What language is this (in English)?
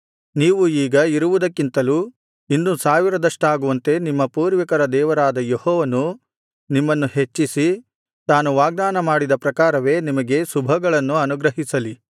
Kannada